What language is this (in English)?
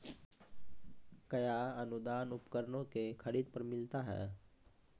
Maithili